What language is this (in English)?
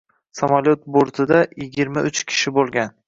Uzbek